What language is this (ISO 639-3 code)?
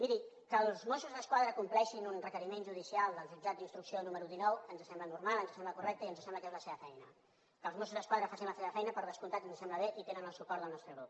cat